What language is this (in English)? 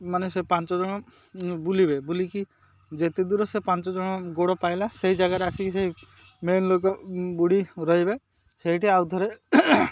Odia